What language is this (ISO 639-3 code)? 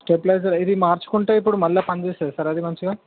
tel